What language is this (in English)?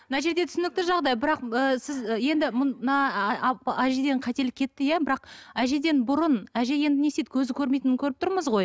Kazakh